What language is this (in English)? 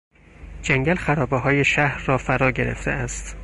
Persian